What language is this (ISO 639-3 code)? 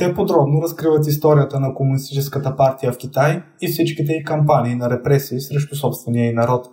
bul